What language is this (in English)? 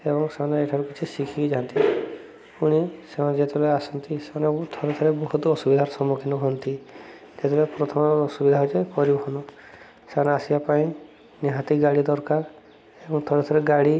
Odia